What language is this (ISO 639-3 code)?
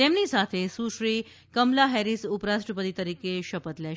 guj